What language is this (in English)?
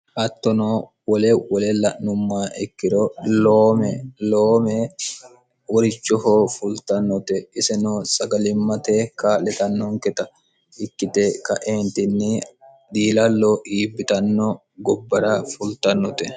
Sidamo